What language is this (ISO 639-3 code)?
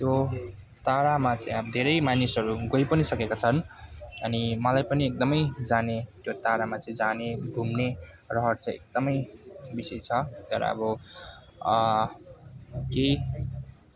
nep